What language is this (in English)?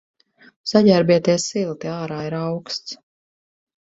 Latvian